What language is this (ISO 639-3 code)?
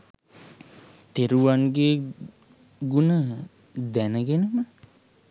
sin